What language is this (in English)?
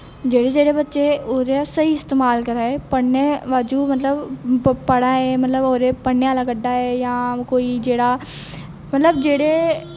Dogri